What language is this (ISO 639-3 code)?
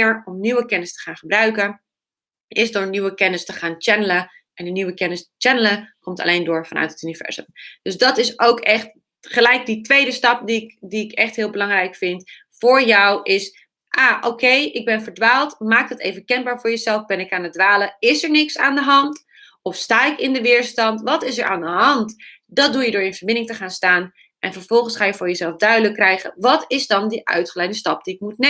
nld